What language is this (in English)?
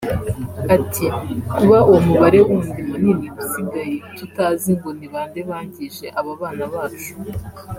Kinyarwanda